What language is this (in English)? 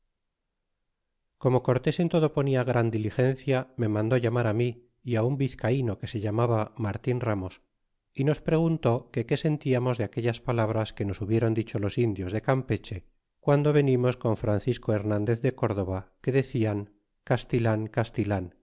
Spanish